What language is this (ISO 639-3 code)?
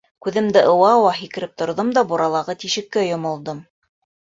bak